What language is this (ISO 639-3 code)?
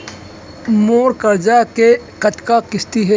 hne